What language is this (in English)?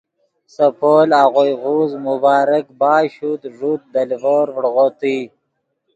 Yidgha